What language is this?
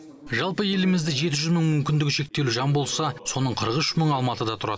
Kazakh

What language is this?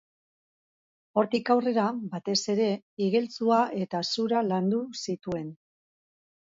Basque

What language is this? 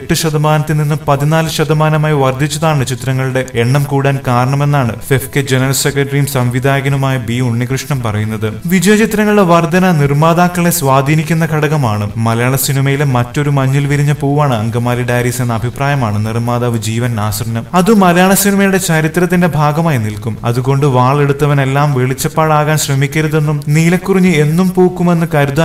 Malayalam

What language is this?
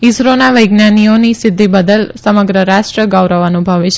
Gujarati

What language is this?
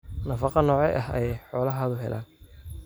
Somali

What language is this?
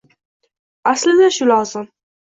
Uzbek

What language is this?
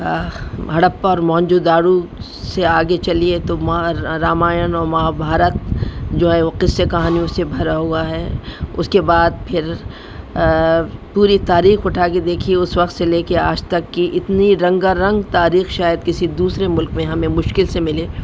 Urdu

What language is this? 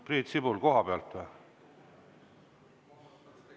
Estonian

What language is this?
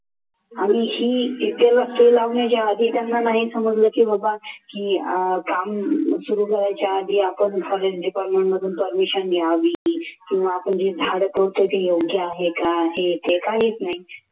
Marathi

